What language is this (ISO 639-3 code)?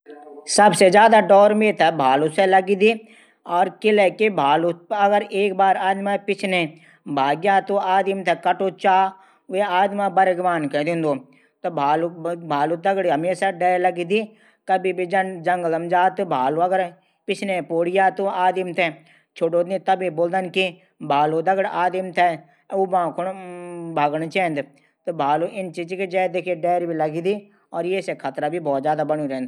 gbm